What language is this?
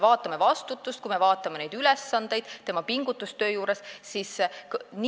Estonian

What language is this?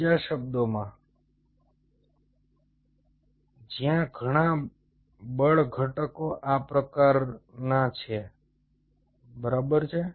Gujarati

